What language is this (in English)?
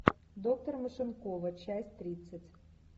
Russian